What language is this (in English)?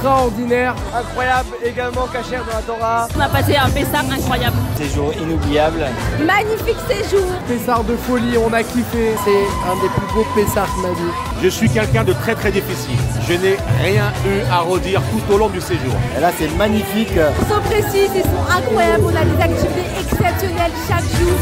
French